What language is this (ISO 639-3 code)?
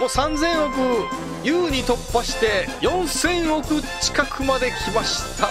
jpn